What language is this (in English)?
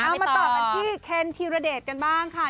Thai